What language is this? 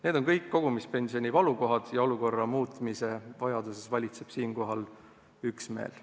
Estonian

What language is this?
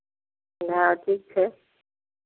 Maithili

